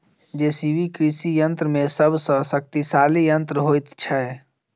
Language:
Maithili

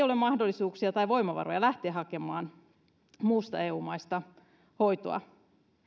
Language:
Finnish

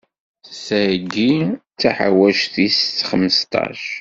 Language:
Kabyle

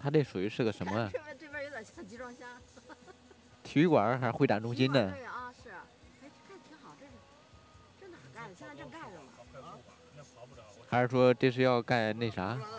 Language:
Chinese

